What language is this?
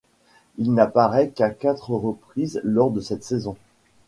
French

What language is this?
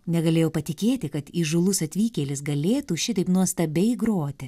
Lithuanian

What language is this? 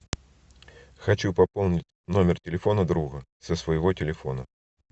Russian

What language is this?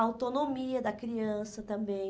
Portuguese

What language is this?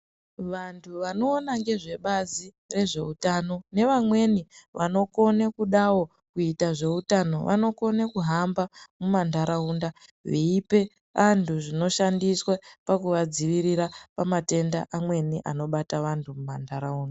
Ndau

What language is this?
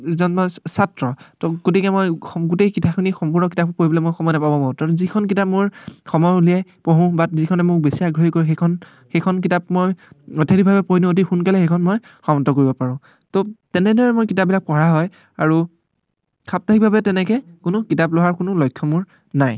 Assamese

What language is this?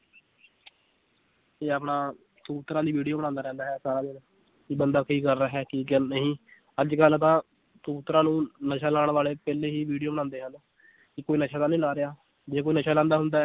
Punjabi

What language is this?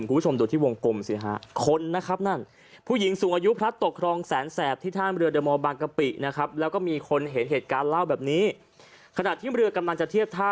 Thai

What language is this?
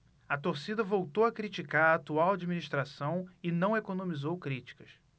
Portuguese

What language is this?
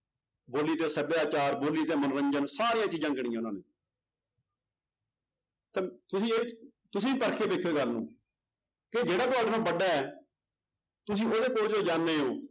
Punjabi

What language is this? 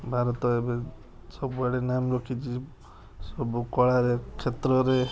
Odia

